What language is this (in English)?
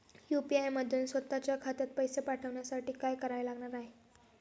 Marathi